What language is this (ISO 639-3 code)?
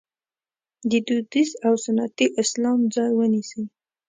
pus